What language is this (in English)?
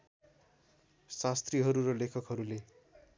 Nepali